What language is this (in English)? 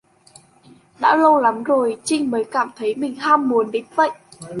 Vietnamese